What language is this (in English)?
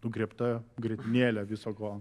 Lithuanian